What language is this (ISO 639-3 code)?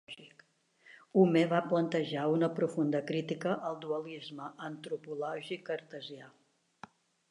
cat